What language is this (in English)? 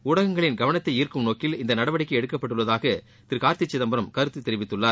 Tamil